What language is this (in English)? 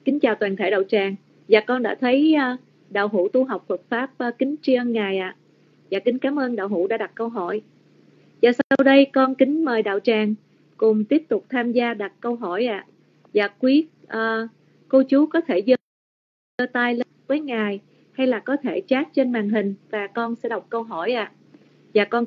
Vietnamese